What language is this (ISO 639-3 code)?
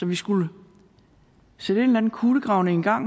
dan